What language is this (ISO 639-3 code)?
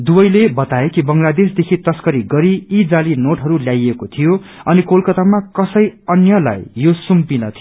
nep